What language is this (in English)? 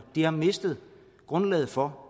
Danish